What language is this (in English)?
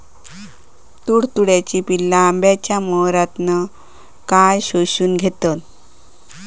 Marathi